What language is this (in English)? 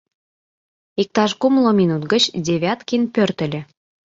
Mari